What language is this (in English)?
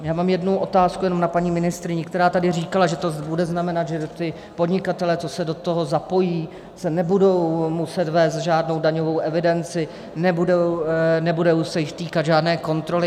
Czech